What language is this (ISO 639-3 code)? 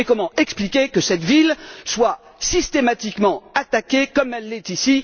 fra